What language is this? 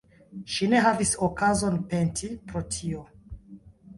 Esperanto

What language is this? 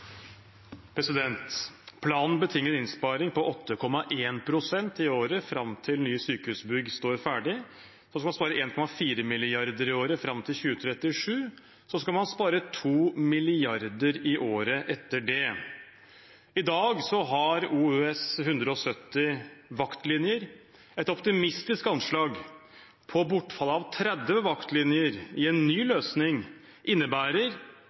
Norwegian Bokmål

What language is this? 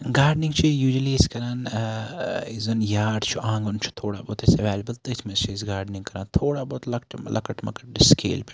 Kashmiri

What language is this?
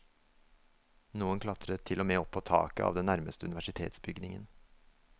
Norwegian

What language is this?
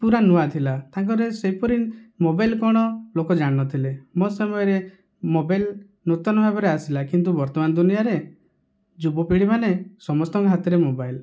Odia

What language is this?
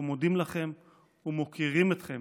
Hebrew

